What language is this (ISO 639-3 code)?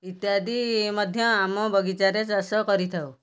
ori